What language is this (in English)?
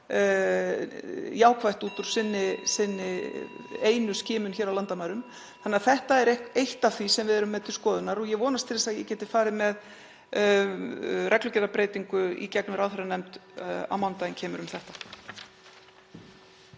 Icelandic